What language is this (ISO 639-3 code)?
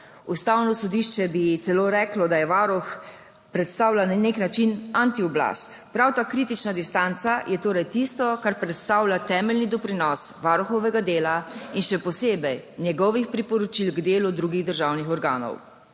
slv